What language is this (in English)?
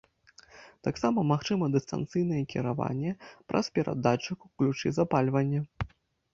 Belarusian